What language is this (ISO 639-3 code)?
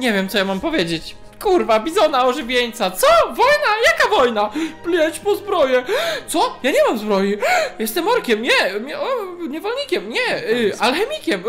pol